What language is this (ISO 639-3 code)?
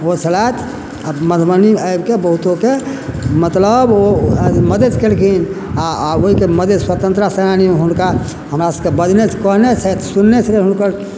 mai